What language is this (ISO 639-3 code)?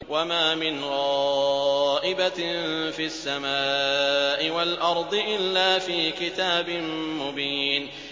ara